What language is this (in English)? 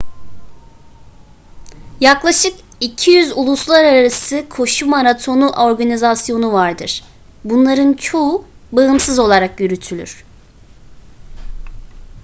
Turkish